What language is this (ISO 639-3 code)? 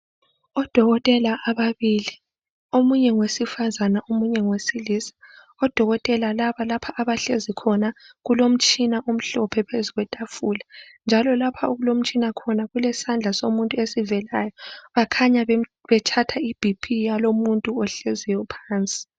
nde